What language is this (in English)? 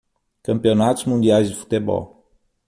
Portuguese